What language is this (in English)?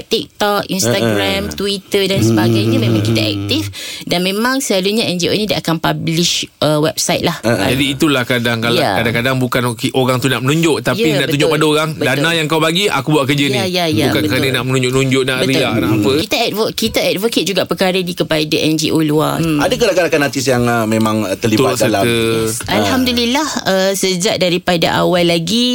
Malay